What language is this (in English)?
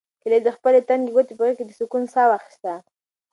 Pashto